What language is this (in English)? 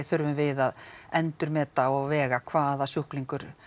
Icelandic